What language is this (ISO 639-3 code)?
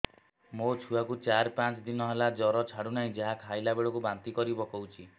ori